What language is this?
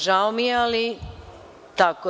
Serbian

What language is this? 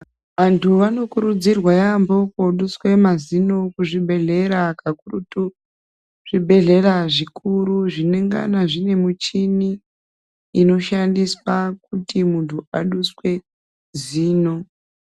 Ndau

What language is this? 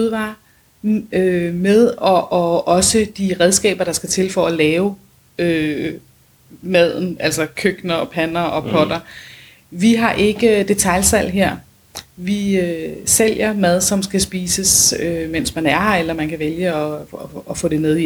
Danish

